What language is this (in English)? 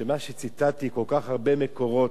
Hebrew